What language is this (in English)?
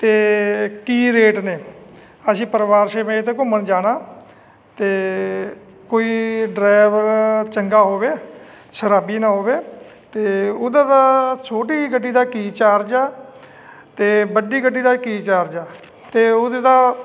Punjabi